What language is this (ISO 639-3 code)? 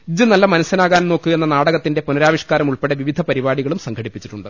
mal